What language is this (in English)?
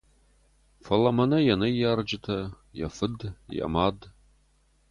Ossetic